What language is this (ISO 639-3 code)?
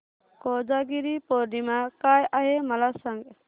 mar